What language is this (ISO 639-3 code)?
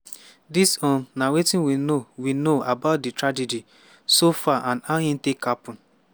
pcm